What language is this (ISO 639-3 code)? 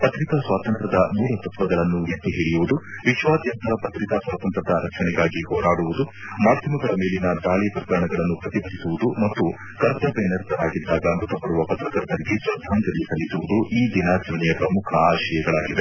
kan